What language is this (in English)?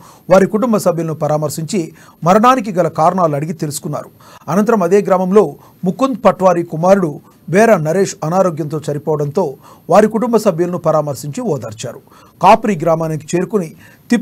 Telugu